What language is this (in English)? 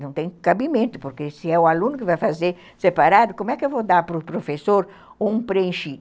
Portuguese